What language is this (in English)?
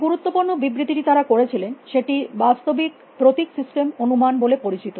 Bangla